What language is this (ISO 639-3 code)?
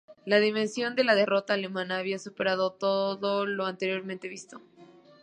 spa